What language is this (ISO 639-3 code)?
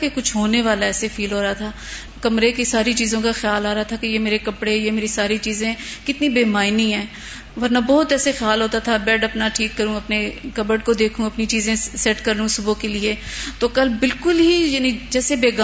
urd